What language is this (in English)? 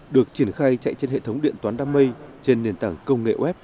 Vietnamese